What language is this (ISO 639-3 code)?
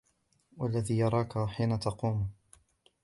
ara